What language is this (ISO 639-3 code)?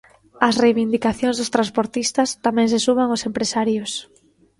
glg